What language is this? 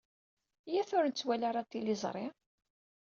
Kabyle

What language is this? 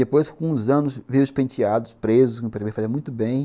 Portuguese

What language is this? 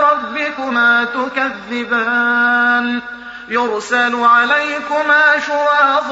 Arabic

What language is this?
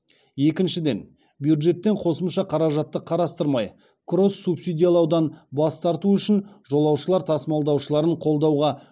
Kazakh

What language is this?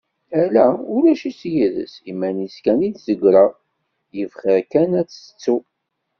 Kabyle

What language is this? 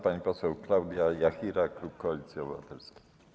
Polish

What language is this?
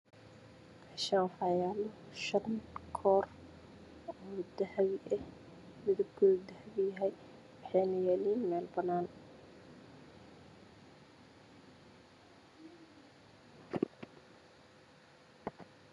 Somali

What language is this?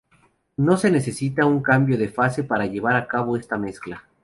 Spanish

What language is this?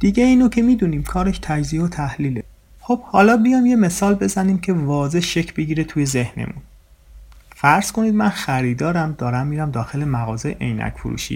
Persian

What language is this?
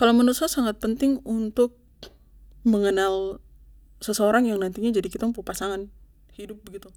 Papuan Malay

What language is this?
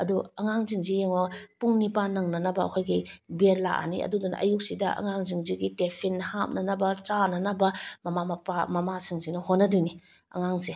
Manipuri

